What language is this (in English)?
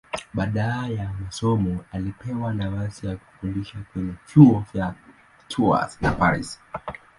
Swahili